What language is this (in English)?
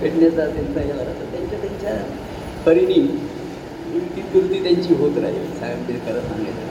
Marathi